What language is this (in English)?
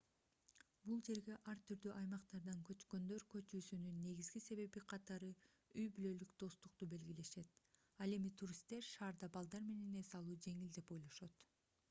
Kyrgyz